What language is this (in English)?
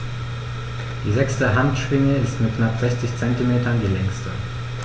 German